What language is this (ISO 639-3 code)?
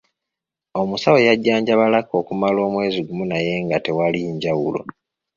lug